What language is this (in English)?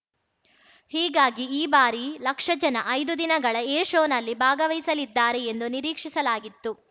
Kannada